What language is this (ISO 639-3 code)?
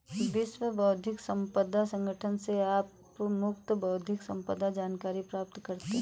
hin